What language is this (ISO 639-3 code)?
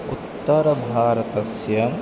san